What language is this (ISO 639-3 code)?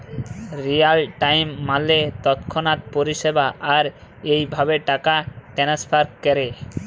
ben